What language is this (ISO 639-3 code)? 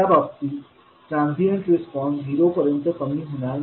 mar